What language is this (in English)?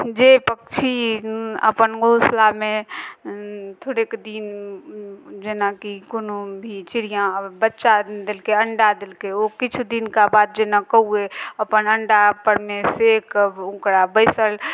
Maithili